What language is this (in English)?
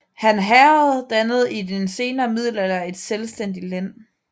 Danish